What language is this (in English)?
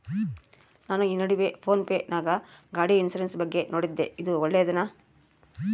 Kannada